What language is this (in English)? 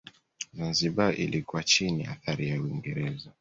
Swahili